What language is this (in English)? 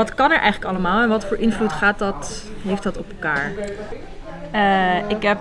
Dutch